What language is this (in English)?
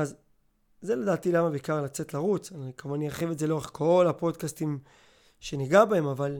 Hebrew